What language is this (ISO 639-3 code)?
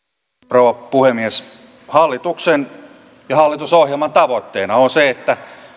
fin